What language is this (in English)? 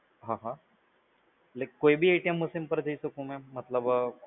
Gujarati